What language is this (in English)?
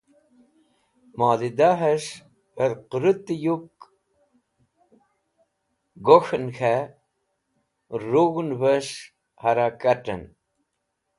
Wakhi